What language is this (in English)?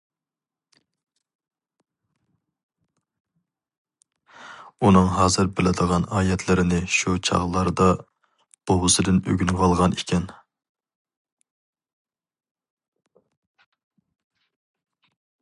Uyghur